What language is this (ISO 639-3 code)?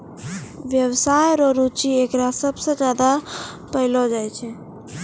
mai